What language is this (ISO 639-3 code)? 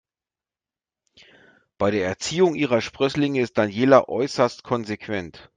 deu